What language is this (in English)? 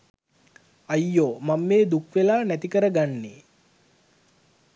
Sinhala